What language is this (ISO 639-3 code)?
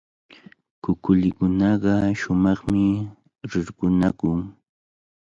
qvl